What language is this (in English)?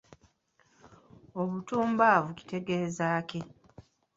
Ganda